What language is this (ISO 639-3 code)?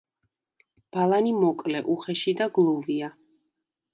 kat